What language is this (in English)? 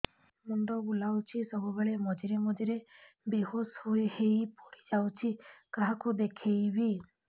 Odia